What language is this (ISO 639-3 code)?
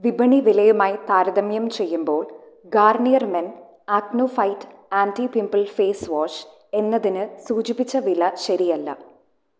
mal